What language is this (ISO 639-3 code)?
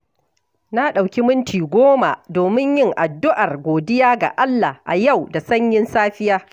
hau